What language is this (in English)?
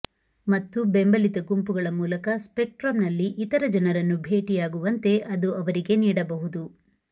Kannada